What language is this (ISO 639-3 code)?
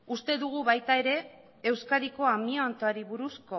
eus